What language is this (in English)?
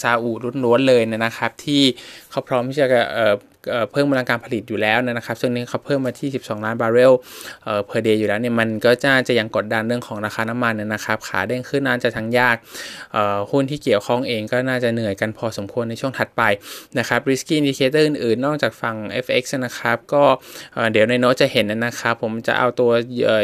Thai